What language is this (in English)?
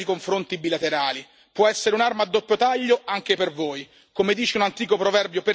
Italian